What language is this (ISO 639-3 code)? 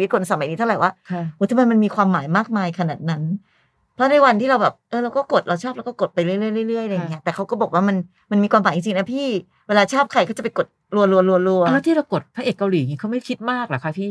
tha